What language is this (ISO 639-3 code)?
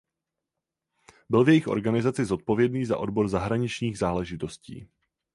ces